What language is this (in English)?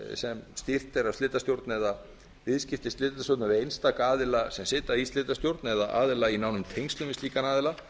Icelandic